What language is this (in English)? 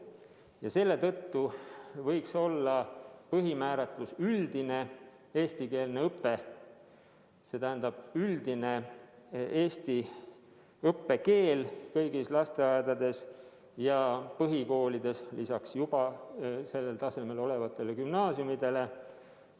Estonian